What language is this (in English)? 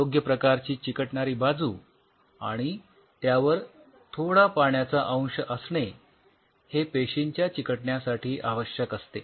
Marathi